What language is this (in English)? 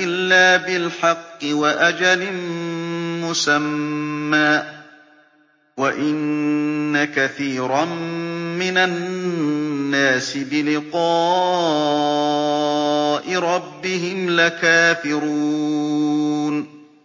Arabic